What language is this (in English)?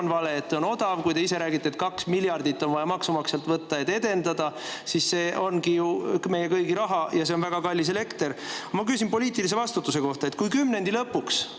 Estonian